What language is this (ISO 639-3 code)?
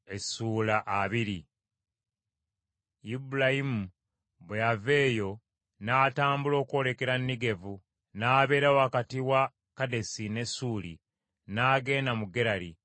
lug